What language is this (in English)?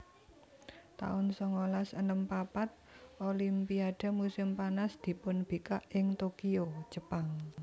Javanese